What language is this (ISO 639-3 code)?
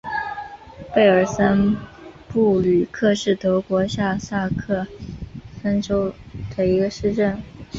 zho